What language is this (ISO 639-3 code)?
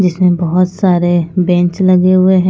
hin